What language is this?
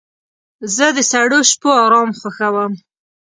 Pashto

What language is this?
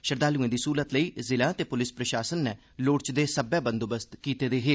Dogri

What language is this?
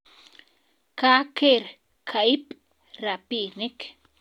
Kalenjin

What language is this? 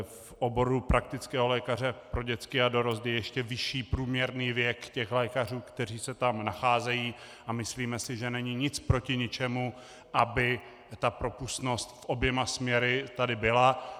Czech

